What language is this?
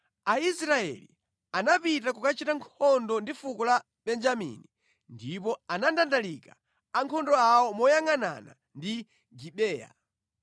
Nyanja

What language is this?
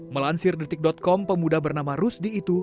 Indonesian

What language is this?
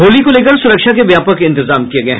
Hindi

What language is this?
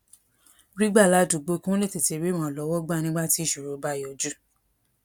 Yoruba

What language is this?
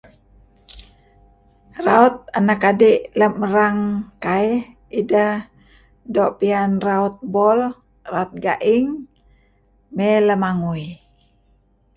Kelabit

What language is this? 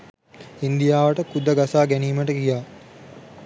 Sinhala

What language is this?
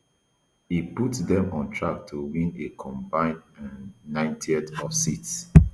Nigerian Pidgin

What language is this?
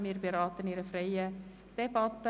Swiss German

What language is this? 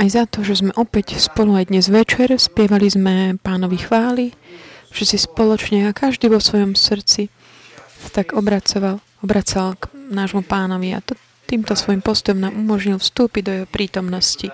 Slovak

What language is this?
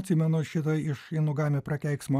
Lithuanian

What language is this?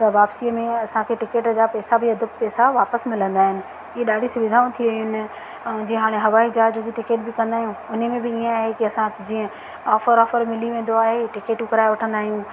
Sindhi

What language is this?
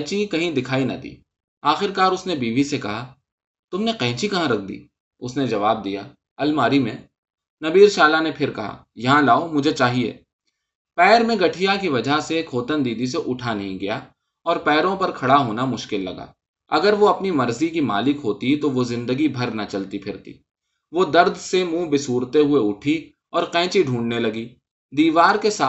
Urdu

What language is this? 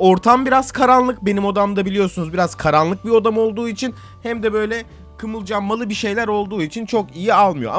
Turkish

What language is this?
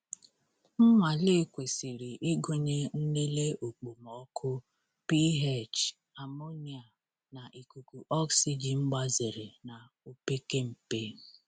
Igbo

